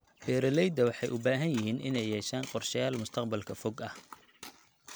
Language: Somali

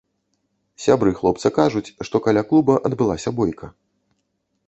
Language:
Belarusian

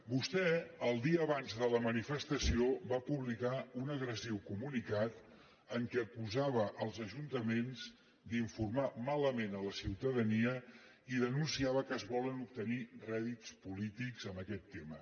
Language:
Catalan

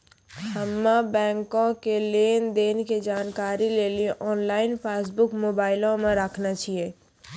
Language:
Maithili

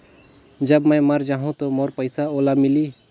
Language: Chhattisgarhi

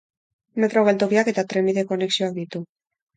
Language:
Basque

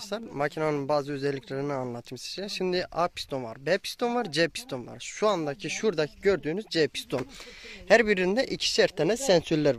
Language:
Turkish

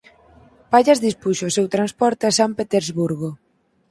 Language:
Galician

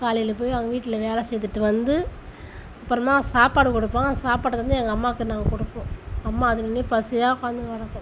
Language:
Tamil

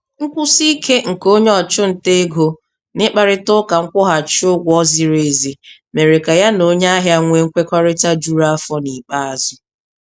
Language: Igbo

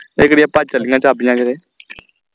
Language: Punjabi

